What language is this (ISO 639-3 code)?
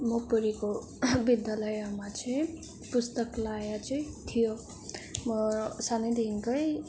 nep